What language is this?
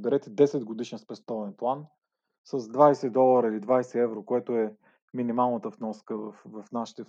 Bulgarian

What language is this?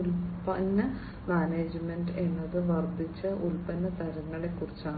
Malayalam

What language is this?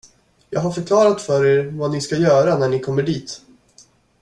Swedish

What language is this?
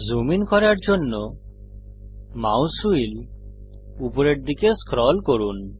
Bangla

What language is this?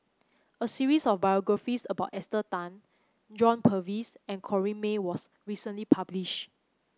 English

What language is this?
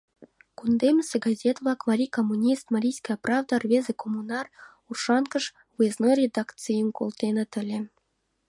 Mari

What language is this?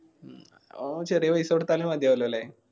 Malayalam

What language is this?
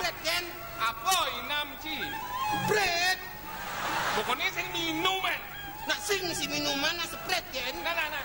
Indonesian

